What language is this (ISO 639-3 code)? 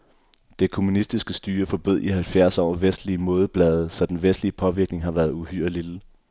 dan